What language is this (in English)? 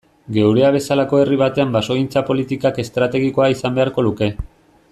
Basque